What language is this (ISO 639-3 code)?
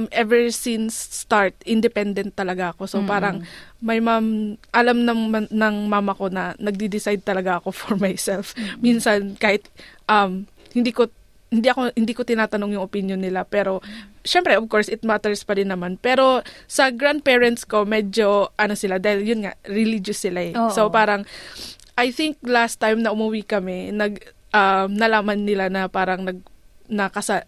fil